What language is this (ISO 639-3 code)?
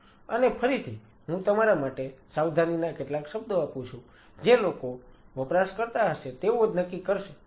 guj